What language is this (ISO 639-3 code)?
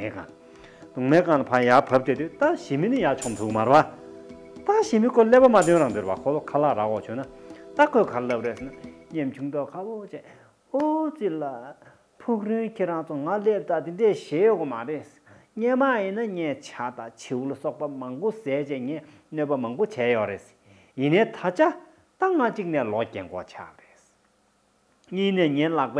ron